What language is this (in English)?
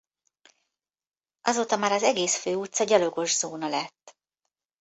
Hungarian